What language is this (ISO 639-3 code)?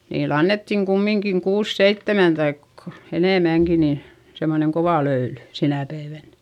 fin